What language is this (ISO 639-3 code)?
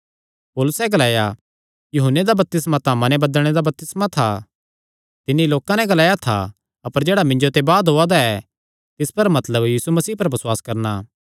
xnr